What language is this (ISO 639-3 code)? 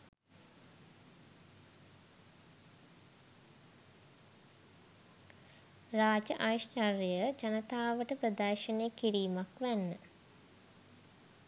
sin